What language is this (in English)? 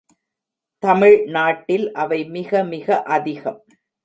Tamil